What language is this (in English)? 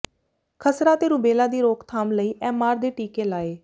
Punjabi